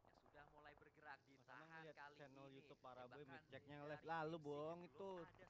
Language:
Indonesian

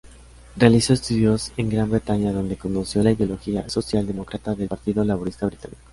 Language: Spanish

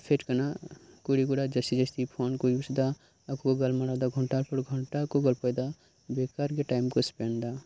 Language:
Santali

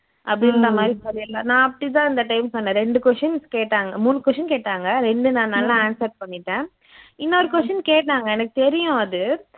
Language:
Tamil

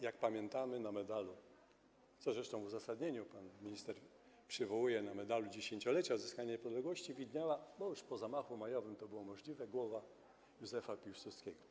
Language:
Polish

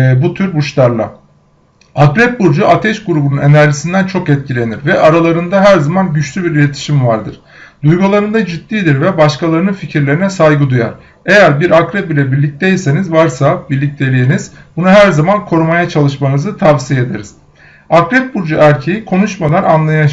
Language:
Turkish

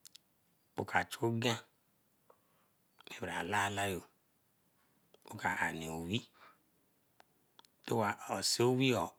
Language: Eleme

